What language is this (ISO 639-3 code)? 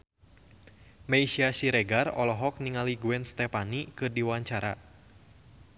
sun